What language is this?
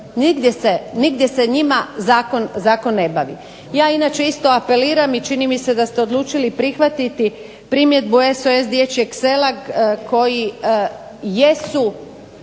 Croatian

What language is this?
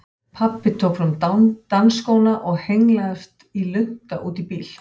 Icelandic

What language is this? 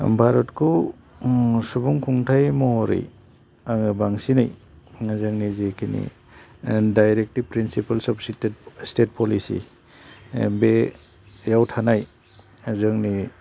Bodo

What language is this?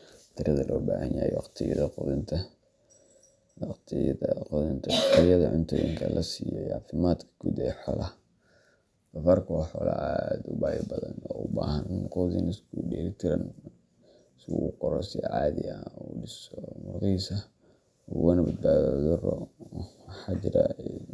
Somali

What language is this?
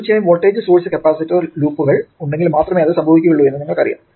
Malayalam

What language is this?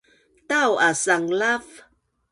Bunun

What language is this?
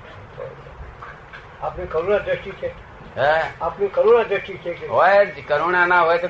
Gujarati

